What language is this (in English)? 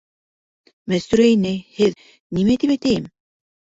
Bashkir